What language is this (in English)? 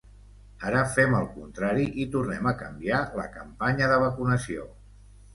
Catalan